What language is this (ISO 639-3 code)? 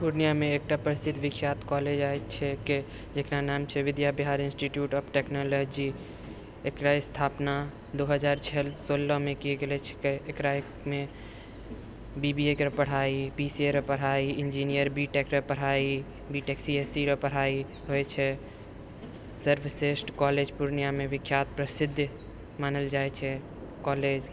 mai